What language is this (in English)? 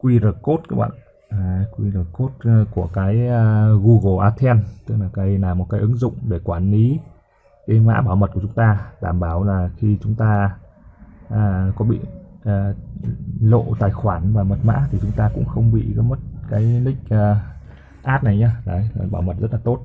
Vietnamese